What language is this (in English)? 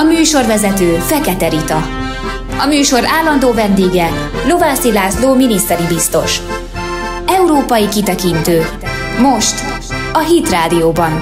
Hungarian